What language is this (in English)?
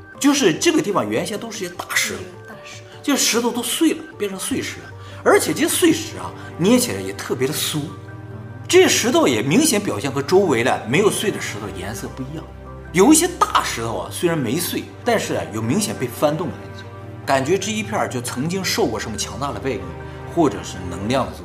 Chinese